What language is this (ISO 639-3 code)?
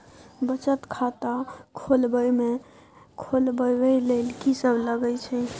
mai